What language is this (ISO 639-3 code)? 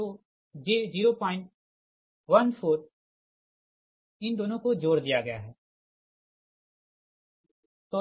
hin